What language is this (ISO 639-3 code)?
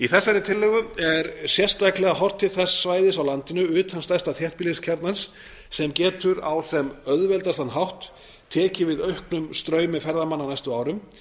isl